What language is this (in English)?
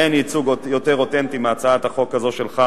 Hebrew